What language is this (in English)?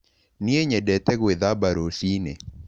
Kikuyu